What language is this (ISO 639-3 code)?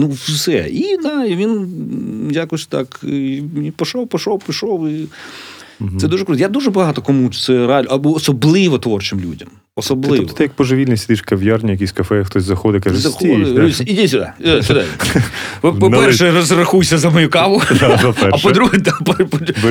ukr